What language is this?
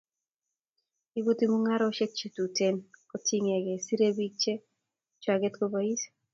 Kalenjin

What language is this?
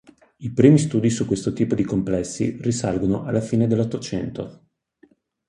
Italian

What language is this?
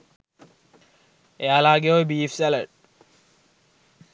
Sinhala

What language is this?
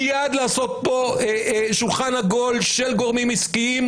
Hebrew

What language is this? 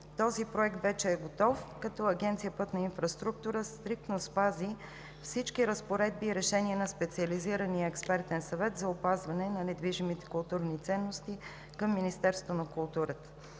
Bulgarian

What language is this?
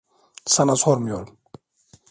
Turkish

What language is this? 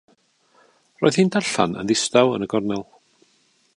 Welsh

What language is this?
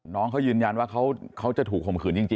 Thai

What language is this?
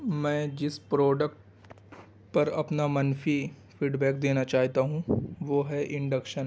Urdu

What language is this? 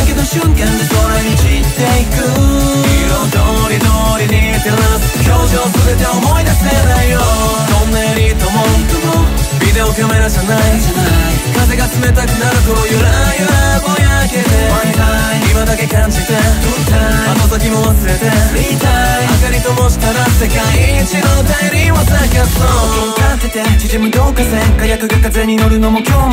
Japanese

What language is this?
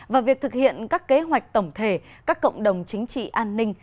Vietnamese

